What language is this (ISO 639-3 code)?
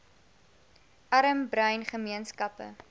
afr